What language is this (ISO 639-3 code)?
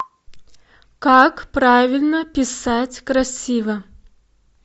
rus